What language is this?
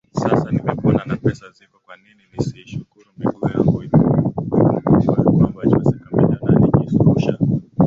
Swahili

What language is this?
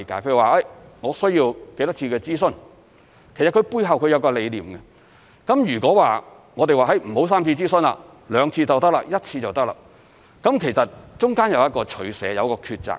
Cantonese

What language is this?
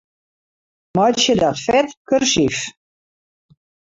Western Frisian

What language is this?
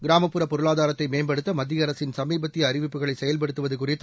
Tamil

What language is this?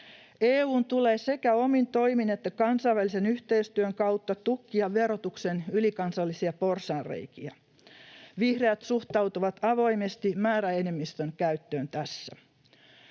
Finnish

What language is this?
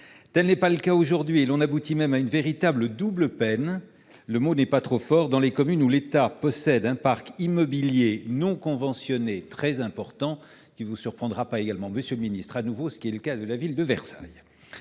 French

